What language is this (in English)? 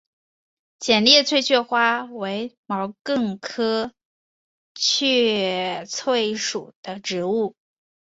Chinese